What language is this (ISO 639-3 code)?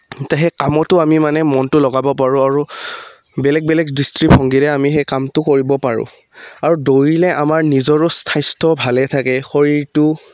asm